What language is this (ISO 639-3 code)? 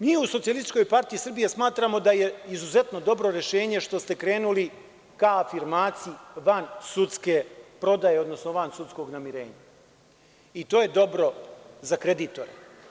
srp